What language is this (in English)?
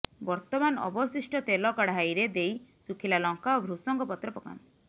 Odia